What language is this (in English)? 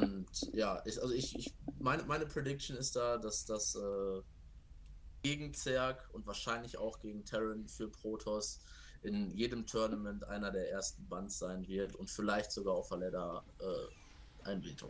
German